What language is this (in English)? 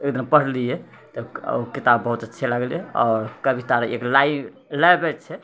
Maithili